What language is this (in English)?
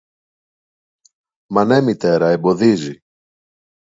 Greek